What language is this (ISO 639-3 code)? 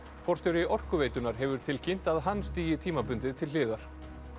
isl